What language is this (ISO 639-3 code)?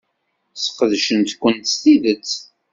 kab